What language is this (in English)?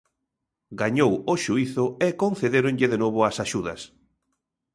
Galician